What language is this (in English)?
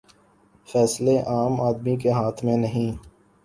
Urdu